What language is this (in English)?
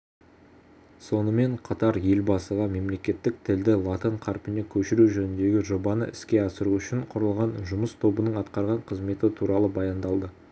Kazakh